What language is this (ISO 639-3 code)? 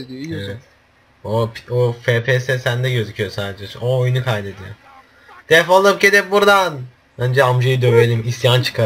tur